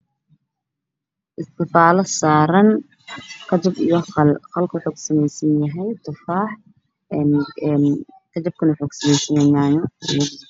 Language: Somali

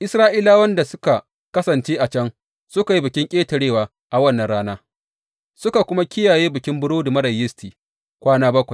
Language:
Hausa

